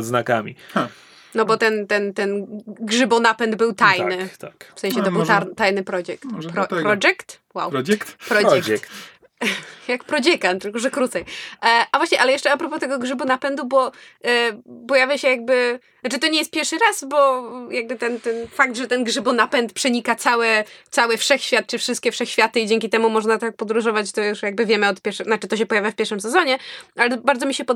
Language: Polish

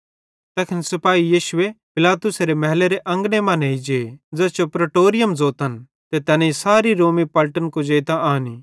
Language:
Bhadrawahi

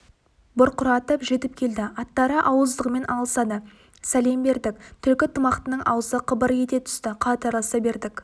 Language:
Kazakh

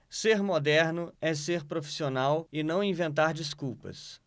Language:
Portuguese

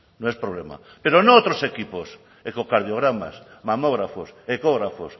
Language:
Spanish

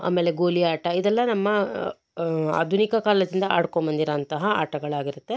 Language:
Kannada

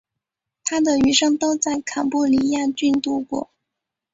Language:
Chinese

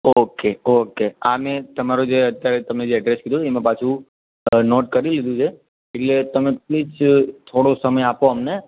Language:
Gujarati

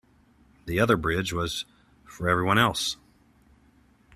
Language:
English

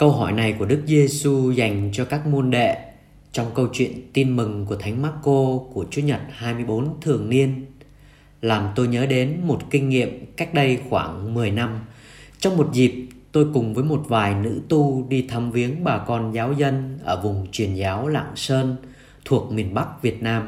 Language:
Vietnamese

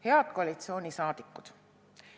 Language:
Estonian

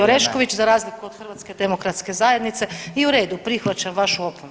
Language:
Croatian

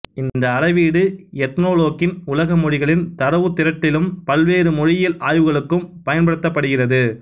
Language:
Tamil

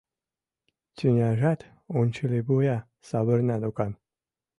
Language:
Mari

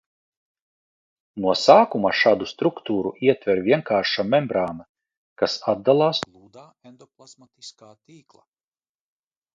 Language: Latvian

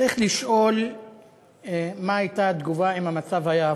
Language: Hebrew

